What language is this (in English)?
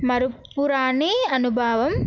Telugu